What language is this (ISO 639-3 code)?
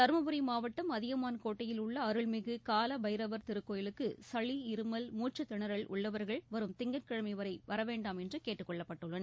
tam